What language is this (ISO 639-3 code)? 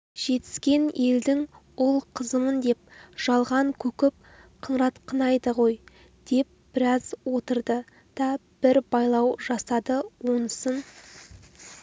kaz